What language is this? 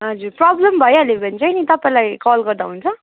Nepali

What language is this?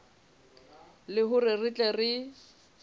Southern Sotho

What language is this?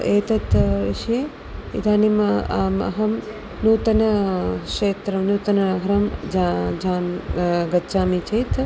Sanskrit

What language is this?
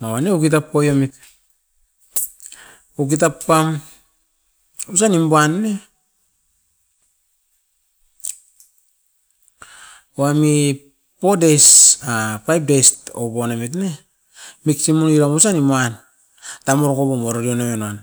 Askopan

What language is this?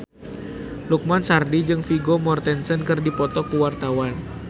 Sundanese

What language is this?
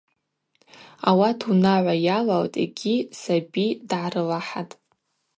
Abaza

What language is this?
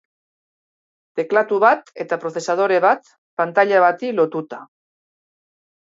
Basque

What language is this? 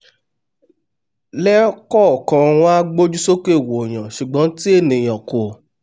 Yoruba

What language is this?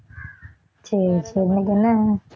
Tamil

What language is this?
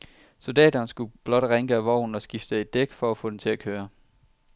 Danish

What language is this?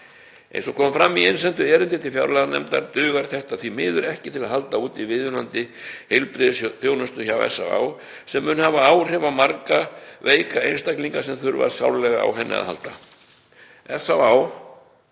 Icelandic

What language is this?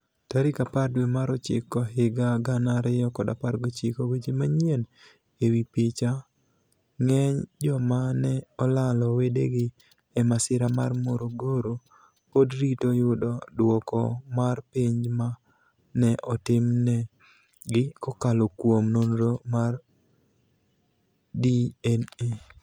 Luo (Kenya and Tanzania)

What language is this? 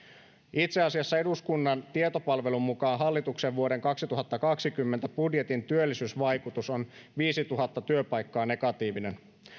Finnish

